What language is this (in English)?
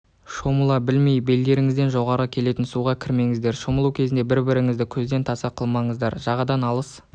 Kazakh